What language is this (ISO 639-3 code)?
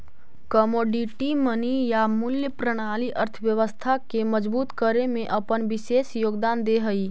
mag